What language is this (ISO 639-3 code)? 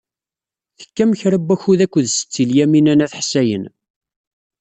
kab